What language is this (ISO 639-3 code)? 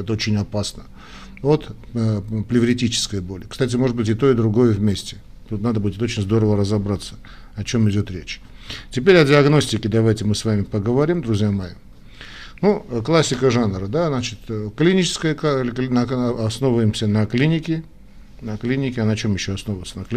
rus